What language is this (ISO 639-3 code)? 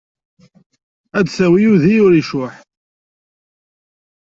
kab